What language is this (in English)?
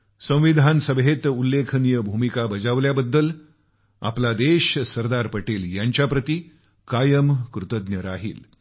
Marathi